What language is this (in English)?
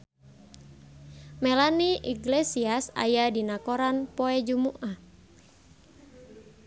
Sundanese